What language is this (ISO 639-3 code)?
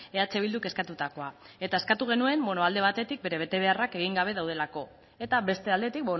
eus